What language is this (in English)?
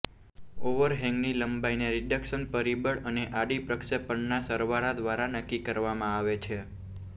Gujarati